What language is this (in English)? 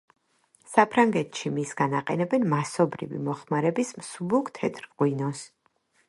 Georgian